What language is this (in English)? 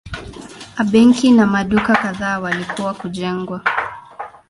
Swahili